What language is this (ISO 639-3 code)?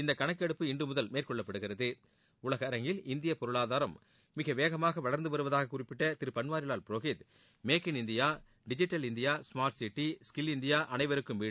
tam